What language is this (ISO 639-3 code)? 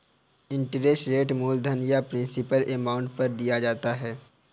hin